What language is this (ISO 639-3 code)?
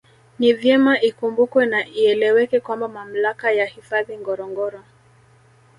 swa